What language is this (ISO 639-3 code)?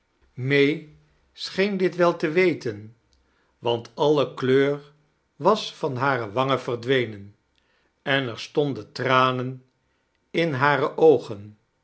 nld